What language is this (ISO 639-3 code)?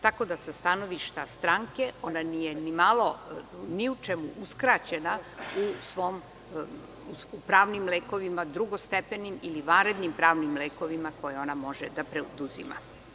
srp